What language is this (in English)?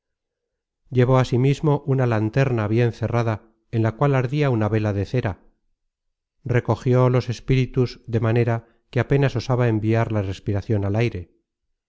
Spanish